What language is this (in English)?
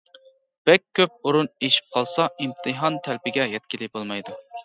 Uyghur